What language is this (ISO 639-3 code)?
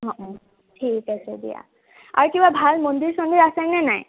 asm